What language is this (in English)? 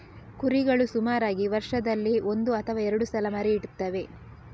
Kannada